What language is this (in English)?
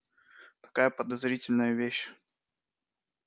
Russian